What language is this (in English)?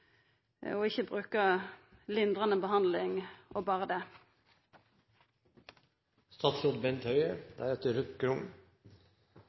Norwegian Nynorsk